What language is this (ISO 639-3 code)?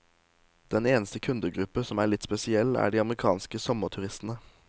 nor